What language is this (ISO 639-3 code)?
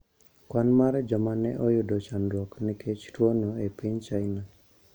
luo